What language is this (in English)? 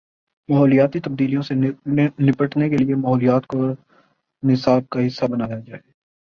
Urdu